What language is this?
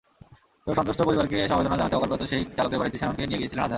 Bangla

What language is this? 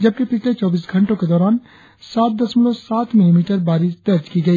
Hindi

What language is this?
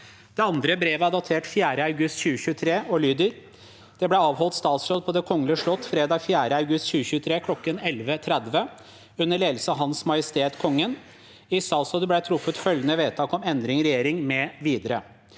Norwegian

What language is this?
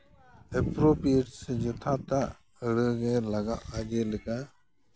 Santali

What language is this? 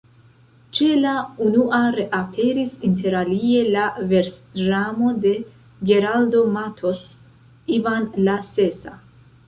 Esperanto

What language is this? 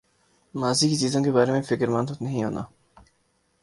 Urdu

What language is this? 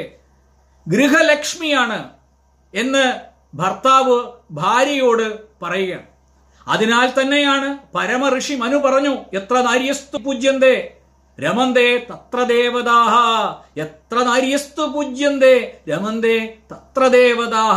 Malayalam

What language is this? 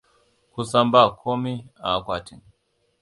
Hausa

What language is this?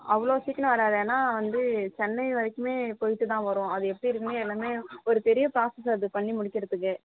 Tamil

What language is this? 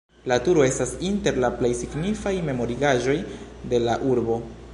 Esperanto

